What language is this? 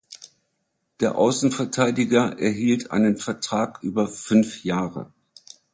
German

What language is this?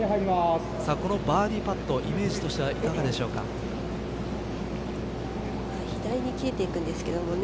Japanese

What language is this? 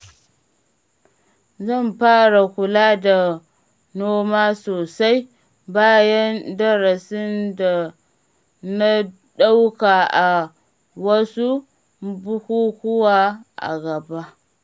Hausa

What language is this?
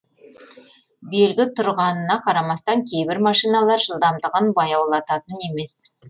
Kazakh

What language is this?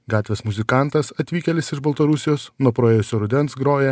Lithuanian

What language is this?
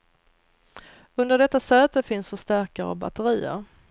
Swedish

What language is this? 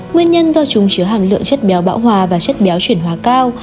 Vietnamese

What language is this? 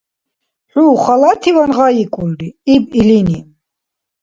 Dargwa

